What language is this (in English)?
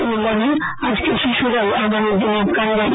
Bangla